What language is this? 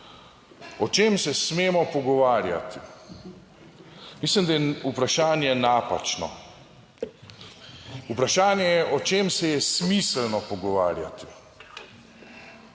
Slovenian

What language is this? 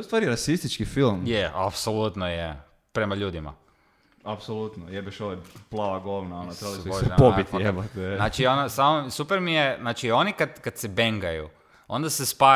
Croatian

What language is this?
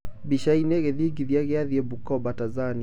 Kikuyu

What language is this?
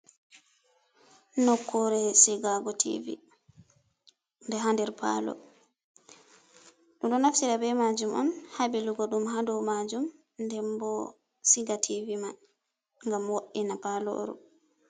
Fula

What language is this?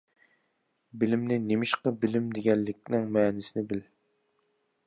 Uyghur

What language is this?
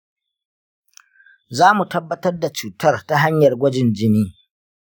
Hausa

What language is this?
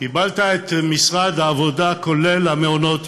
Hebrew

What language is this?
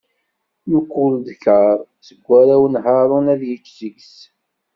Kabyle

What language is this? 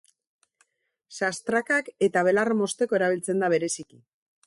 Basque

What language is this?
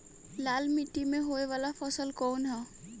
Bhojpuri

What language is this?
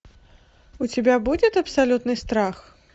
Russian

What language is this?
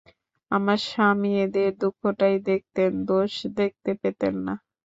Bangla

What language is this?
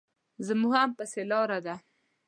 Pashto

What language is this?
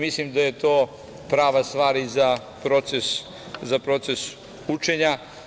Serbian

